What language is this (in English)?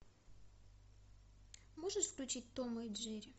Russian